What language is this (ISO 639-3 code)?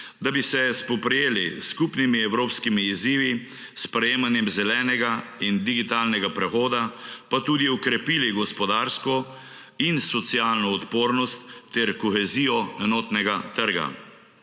slv